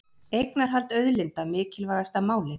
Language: Icelandic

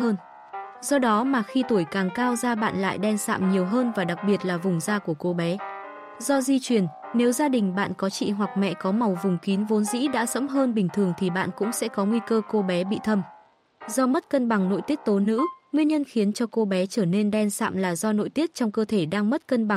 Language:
Vietnamese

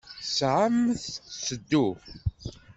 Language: Kabyle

